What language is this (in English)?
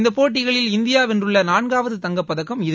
Tamil